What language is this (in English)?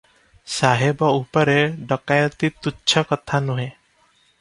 Odia